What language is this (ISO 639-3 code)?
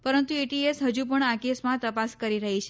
guj